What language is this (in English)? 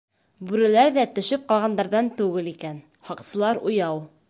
Bashkir